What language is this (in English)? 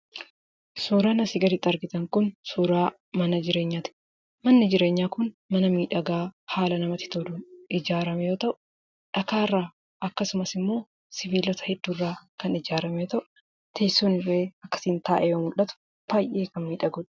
Oromo